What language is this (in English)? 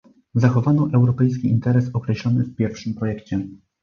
Polish